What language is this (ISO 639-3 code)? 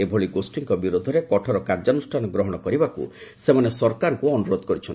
ori